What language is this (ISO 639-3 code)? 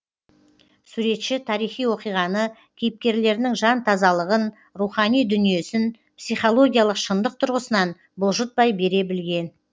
kaz